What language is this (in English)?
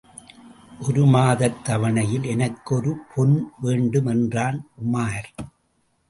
Tamil